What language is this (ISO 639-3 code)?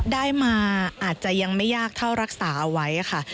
tha